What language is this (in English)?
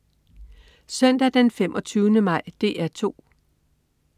Danish